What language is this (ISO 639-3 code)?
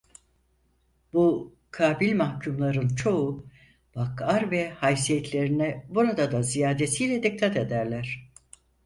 tur